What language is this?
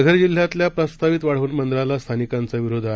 Marathi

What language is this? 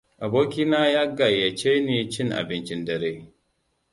Hausa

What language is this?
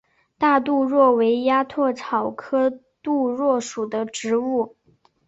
Chinese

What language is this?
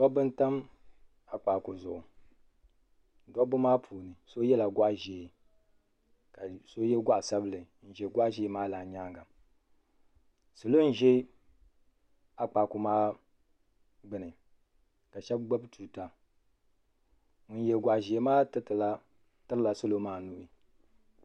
Dagbani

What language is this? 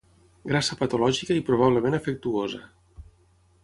Catalan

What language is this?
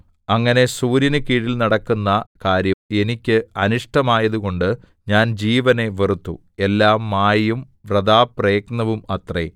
Malayalam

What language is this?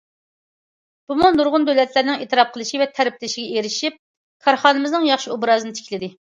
Uyghur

